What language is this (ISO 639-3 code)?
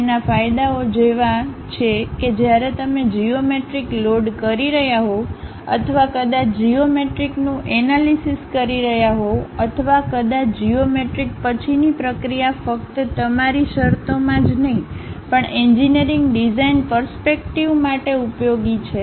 guj